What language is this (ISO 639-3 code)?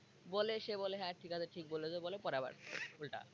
ben